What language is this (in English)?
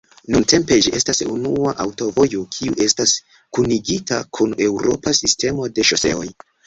Esperanto